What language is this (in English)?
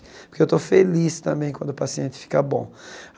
Portuguese